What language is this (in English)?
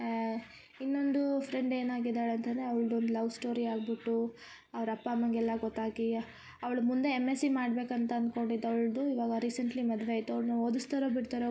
Kannada